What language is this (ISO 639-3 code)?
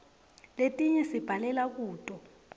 ssw